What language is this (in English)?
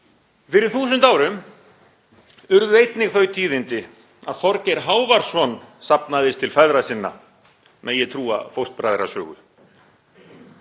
Icelandic